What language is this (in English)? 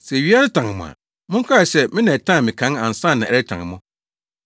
Akan